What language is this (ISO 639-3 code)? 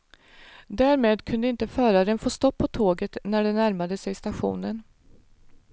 swe